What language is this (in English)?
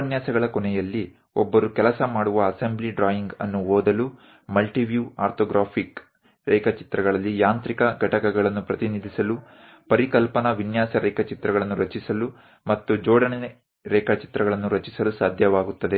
Kannada